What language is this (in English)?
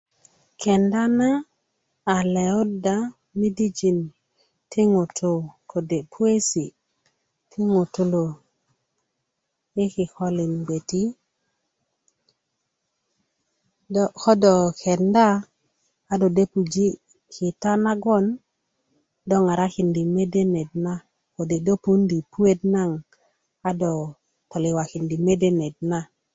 Kuku